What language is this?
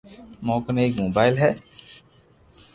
Loarki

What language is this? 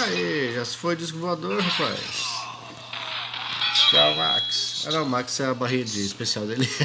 Portuguese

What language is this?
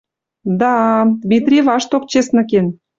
Western Mari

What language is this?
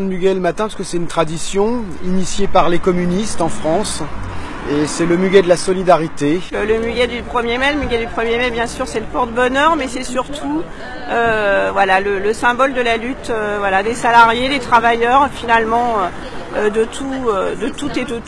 French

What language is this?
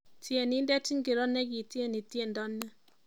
Kalenjin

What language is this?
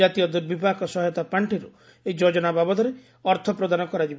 Odia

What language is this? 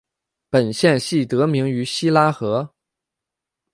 Chinese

